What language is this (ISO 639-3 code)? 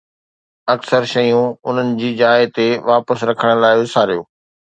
snd